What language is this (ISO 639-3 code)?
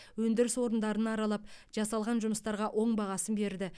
kaz